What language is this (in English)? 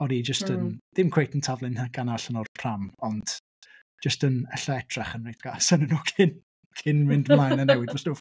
Welsh